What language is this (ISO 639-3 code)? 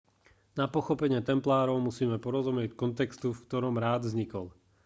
slk